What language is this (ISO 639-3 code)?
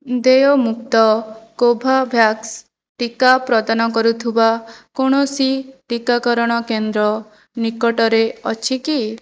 ori